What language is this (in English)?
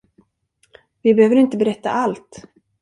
Swedish